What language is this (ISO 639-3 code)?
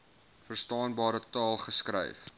afr